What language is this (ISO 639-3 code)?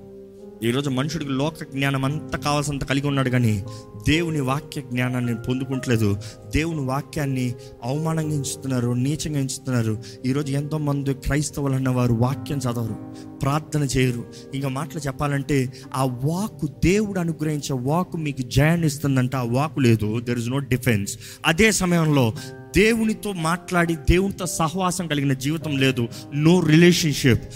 tel